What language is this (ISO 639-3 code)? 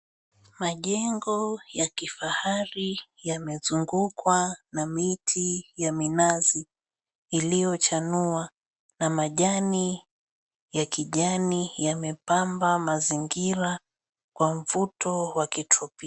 swa